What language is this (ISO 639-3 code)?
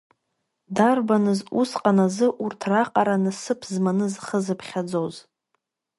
abk